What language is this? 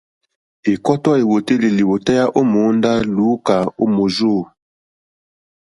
Mokpwe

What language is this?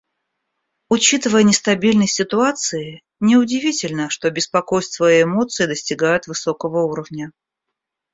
Russian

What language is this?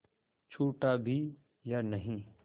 Hindi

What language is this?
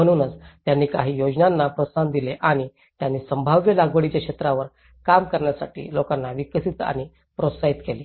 Marathi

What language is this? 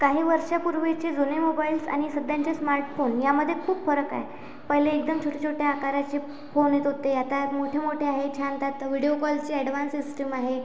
Marathi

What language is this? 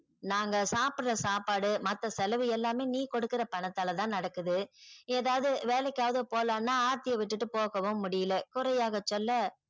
Tamil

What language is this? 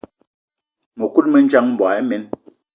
Eton (Cameroon)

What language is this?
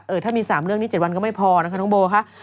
Thai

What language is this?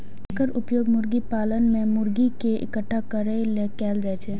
Maithili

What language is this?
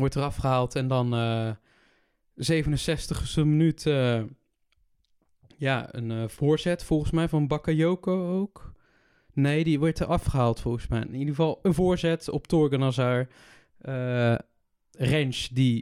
Dutch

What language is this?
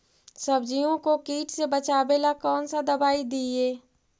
Magahi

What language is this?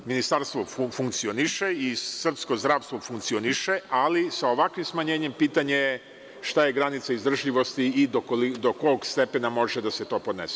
Serbian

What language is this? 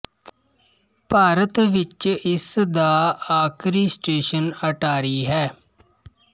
Punjabi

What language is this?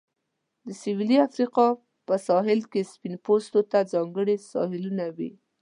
Pashto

